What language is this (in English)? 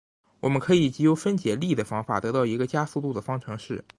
Chinese